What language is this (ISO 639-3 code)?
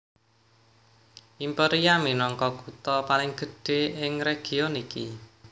jav